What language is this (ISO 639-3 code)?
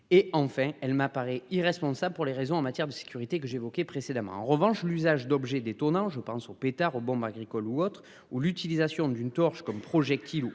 fra